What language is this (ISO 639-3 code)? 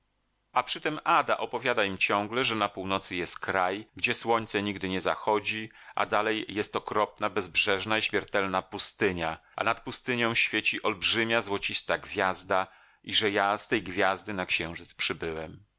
pol